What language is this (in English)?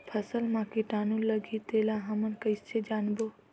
Chhattisgarhi